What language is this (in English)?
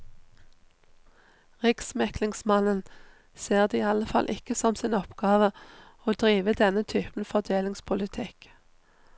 Norwegian